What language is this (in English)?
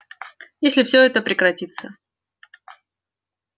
Russian